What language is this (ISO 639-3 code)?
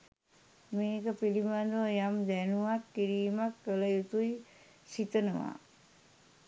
sin